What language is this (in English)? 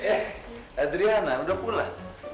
Indonesian